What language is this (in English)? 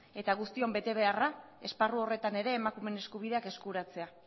Basque